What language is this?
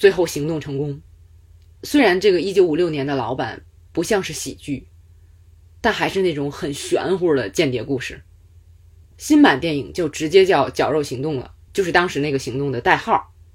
Chinese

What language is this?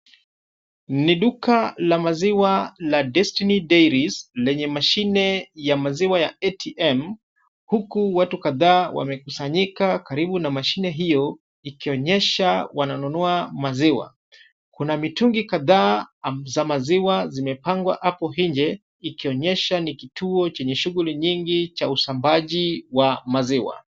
Swahili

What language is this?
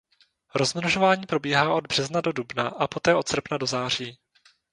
Czech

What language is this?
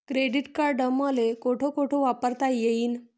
Marathi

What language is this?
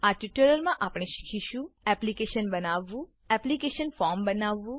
Gujarati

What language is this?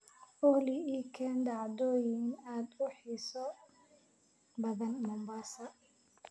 Somali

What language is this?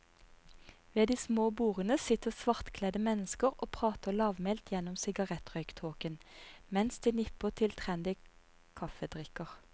Norwegian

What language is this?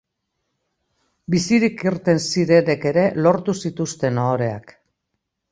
Basque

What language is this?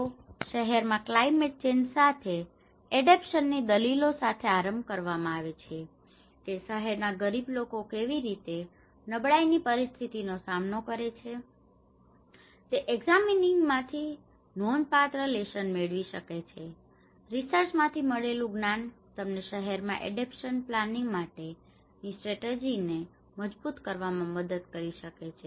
Gujarati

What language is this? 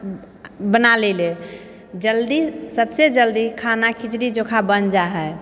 Maithili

